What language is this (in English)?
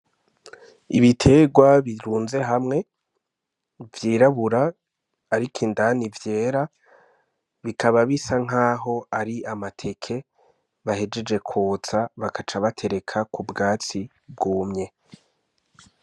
Rundi